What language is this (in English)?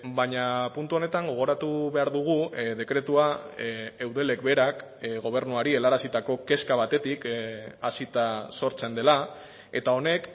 Basque